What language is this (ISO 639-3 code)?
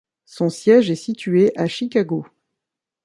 fra